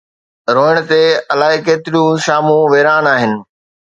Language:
Sindhi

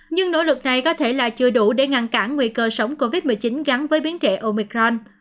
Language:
Vietnamese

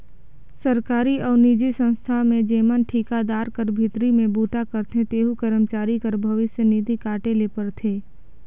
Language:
Chhattisgarhi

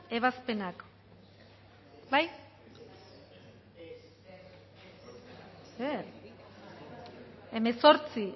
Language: Basque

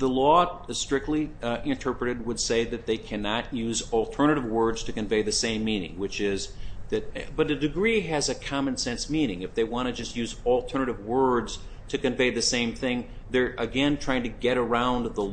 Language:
English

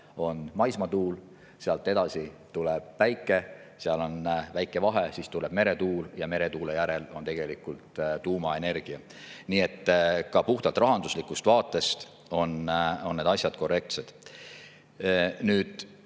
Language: Estonian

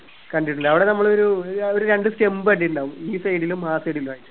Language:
Malayalam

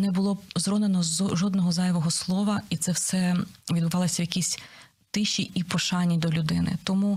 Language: Ukrainian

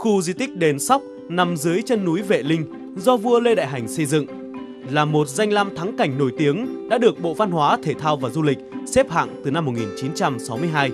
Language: Vietnamese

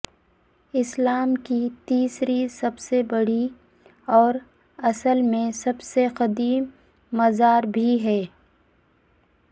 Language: Urdu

